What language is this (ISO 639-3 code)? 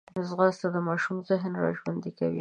pus